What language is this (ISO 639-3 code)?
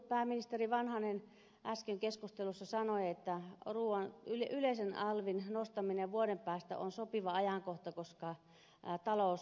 fin